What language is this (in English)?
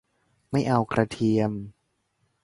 Thai